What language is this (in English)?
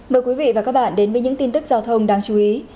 Vietnamese